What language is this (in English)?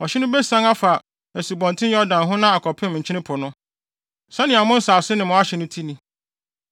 Akan